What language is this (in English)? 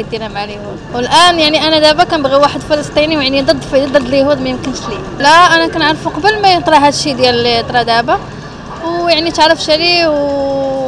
Arabic